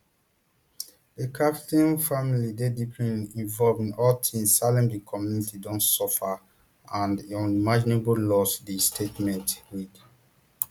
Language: Nigerian Pidgin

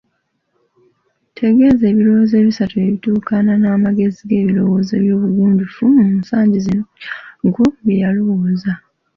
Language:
Ganda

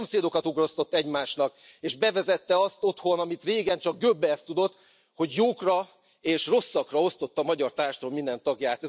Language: Hungarian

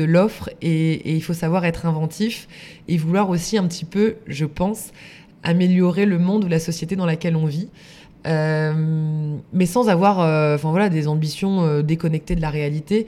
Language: French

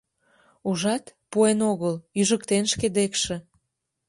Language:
Mari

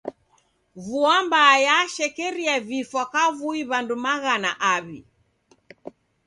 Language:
Taita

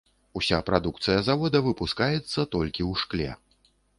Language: Belarusian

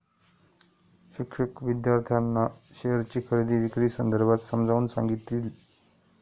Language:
Marathi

